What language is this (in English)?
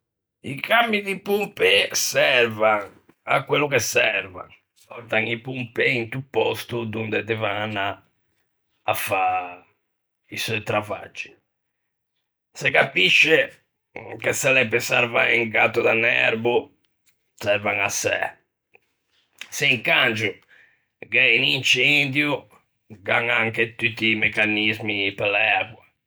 Ligurian